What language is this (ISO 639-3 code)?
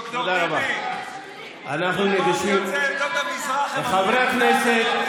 heb